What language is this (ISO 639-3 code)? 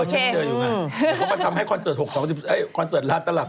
tha